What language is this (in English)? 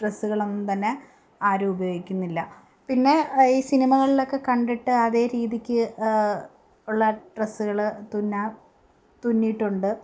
Malayalam